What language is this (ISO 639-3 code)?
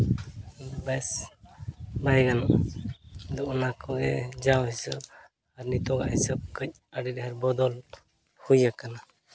sat